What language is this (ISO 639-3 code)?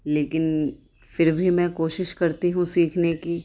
urd